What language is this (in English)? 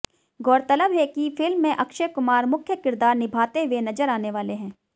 Hindi